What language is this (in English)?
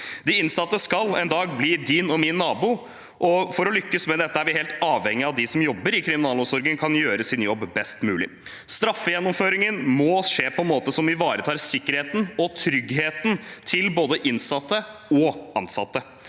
Norwegian